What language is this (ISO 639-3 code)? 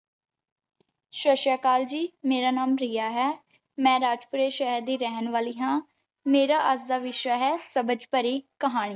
pan